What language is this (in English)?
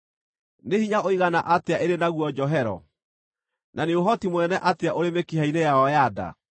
Kikuyu